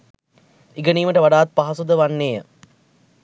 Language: Sinhala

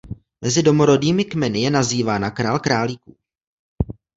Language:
Czech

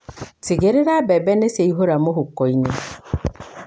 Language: Kikuyu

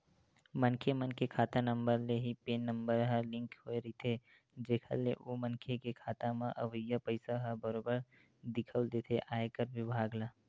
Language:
Chhattisgarhi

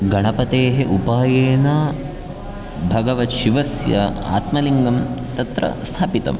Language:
Sanskrit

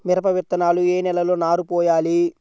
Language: Telugu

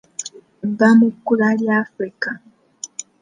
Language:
Ganda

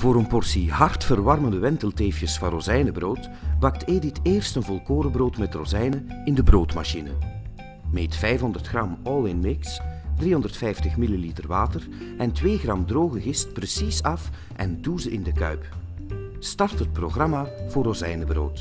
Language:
Dutch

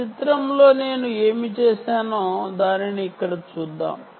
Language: Telugu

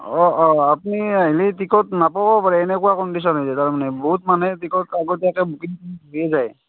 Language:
Assamese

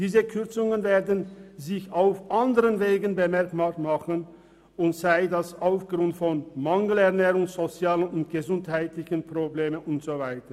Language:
Swiss German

